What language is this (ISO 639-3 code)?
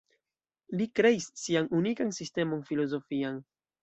epo